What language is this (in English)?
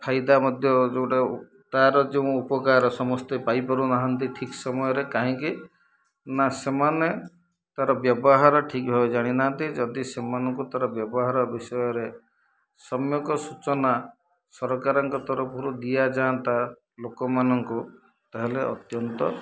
Odia